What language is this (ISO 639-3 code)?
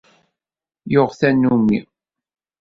kab